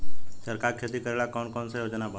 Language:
Bhojpuri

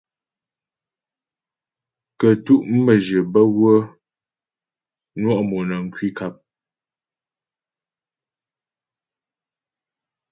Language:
Ghomala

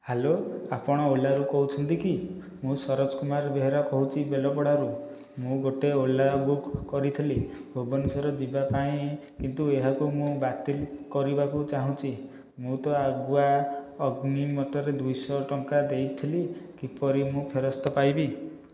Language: Odia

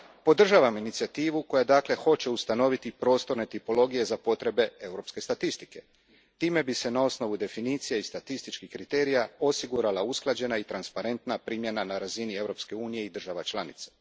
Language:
Croatian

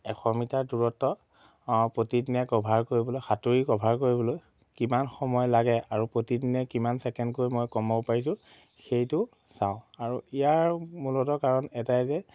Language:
Assamese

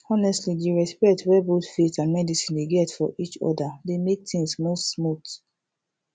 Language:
Nigerian Pidgin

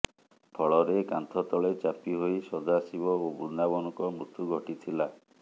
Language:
Odia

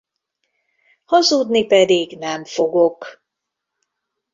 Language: Hungarian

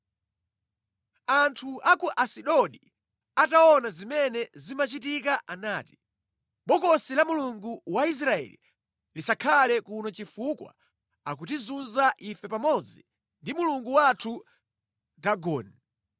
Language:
Nyanja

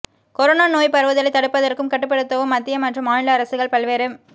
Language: Tamil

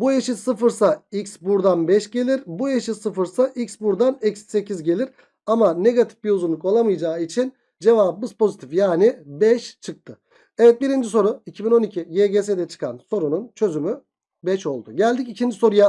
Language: Turkish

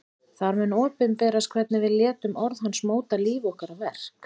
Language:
Icelandic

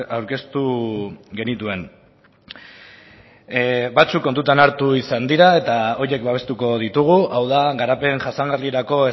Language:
Basque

